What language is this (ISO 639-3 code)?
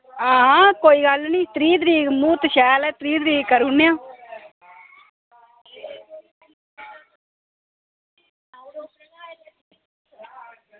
doi